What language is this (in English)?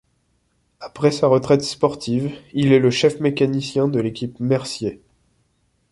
French